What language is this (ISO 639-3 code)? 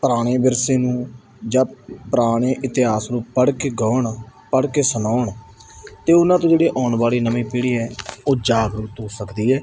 pan